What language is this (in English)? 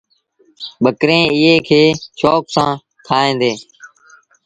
Sindhi Bhil